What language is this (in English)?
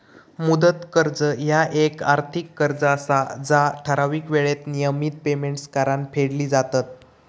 Marathi